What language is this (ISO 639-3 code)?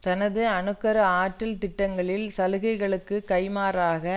tam